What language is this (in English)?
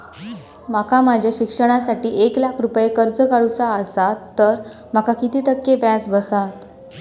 Marathi